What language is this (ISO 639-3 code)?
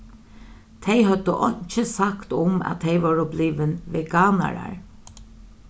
fao